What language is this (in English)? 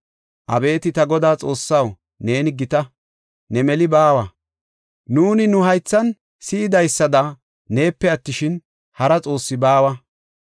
Gofa